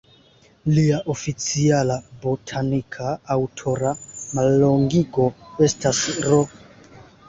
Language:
Esperanto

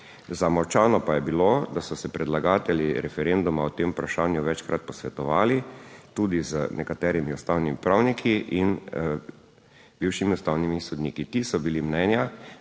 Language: Slovenian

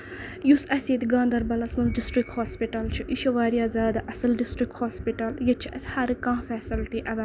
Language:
Kashmiri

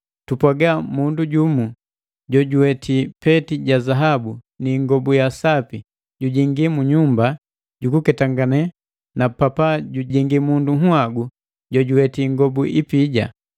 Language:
Matengo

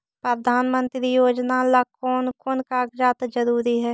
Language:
Magahi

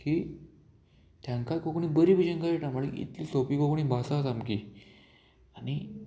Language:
Konkani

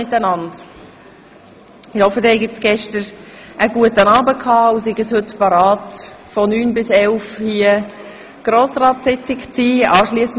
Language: Swiss German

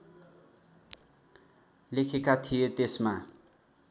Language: Nepali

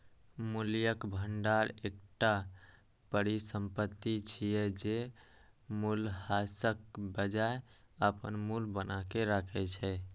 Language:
Maithili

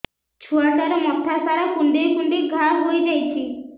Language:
Odia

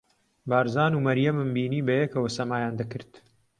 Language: Central Kurdish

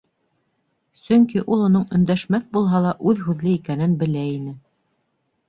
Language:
Bashkir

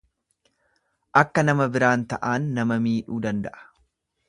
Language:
Oromo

